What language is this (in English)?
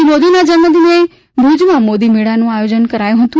Gujarati